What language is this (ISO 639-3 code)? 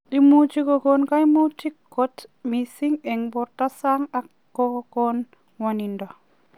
kln